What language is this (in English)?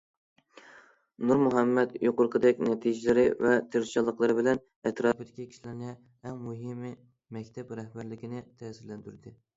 Uyghur